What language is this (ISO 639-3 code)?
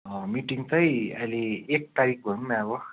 nep